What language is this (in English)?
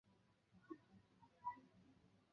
Chinese